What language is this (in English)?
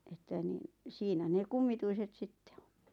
Finnish